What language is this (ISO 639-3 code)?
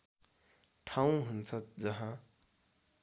nep